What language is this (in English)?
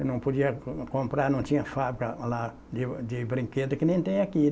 Portuguese